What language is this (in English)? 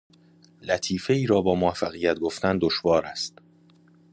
Persian